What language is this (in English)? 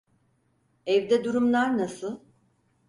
Turkish